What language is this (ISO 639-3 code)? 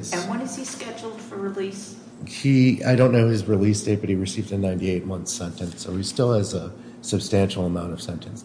eng